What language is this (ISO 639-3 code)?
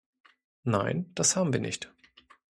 deu